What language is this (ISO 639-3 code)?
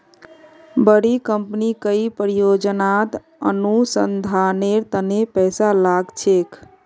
mag